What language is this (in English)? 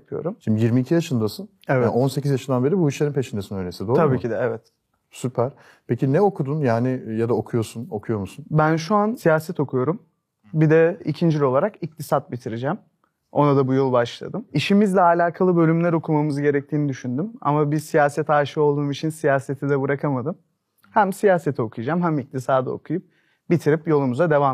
Turkish